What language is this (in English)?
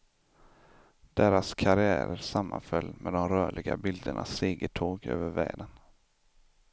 Swedish